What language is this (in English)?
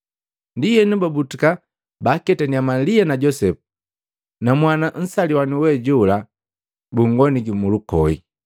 Matengo